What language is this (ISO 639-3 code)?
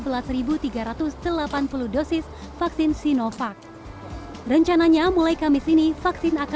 ind